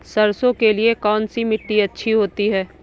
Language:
Hindi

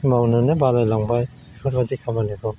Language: Bodo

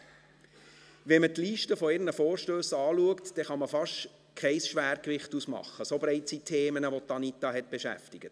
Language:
Swiss German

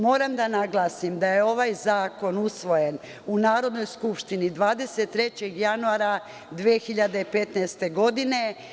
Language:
Serbian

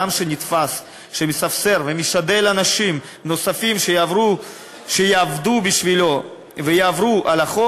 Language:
Hebrew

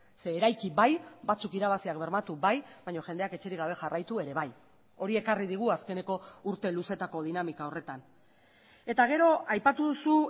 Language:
Basque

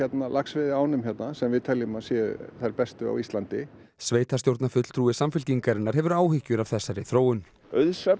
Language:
Icelandic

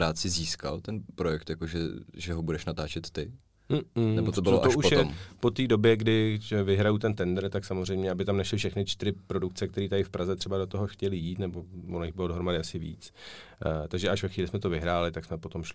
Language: Czech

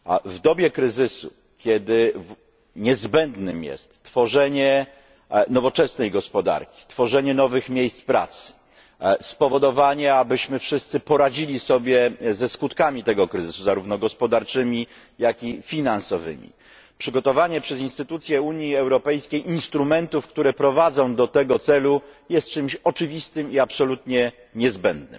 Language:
Polish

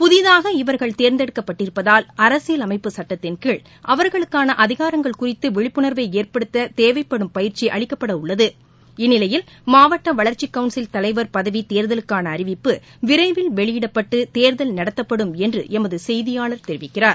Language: Tamil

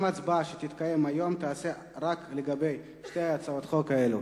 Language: Hebrew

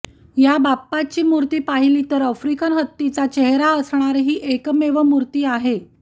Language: Marathi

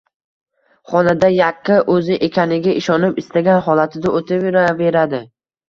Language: Uzbek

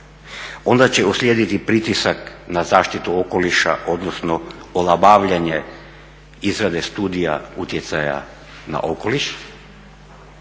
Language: Croatian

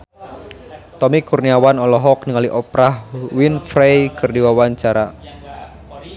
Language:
Sundanese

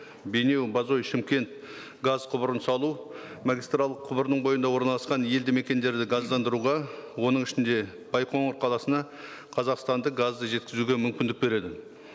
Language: Kazakh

